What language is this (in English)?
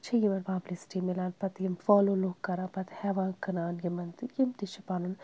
Kashmiri